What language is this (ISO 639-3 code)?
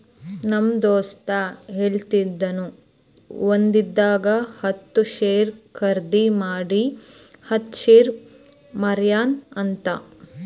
kan